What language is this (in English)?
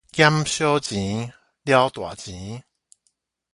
Min Nan Chinese